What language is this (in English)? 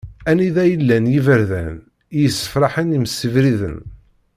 Kabyle